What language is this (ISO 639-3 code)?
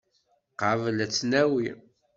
kab